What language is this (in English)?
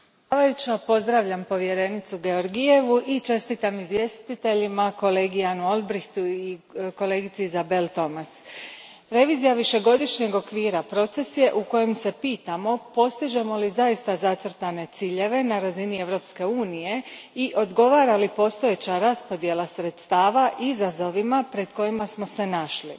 Croatian